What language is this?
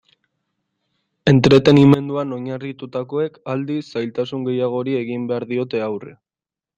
Basque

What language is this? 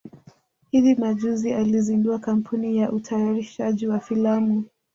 Swahili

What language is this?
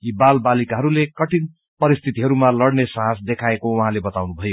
Nepali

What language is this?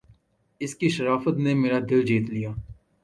Urdu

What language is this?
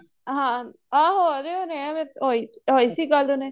Punjabi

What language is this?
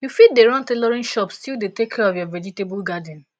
Nigerian Pidgin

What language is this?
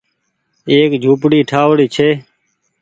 Goaria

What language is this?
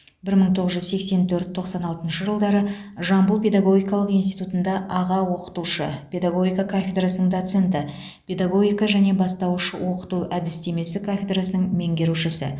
Kazakh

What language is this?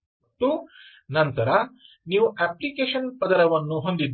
Kannada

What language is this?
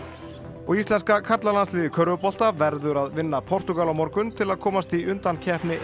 Icelandic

